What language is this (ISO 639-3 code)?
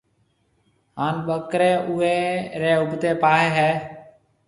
mve